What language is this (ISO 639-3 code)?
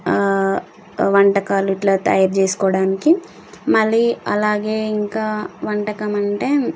tel